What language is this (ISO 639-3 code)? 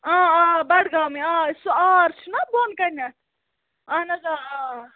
kas